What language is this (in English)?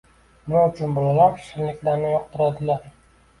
Uzbek